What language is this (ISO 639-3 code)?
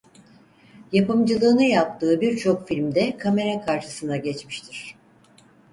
tur